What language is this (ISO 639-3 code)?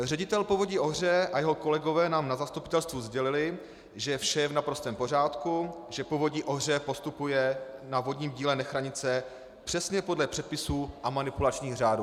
ces